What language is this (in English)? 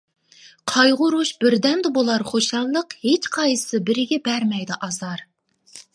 Uyghur